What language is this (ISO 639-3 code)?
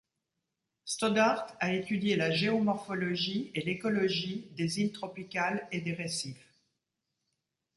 fra